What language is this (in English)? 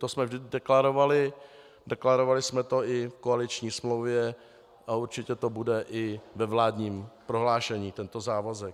Czech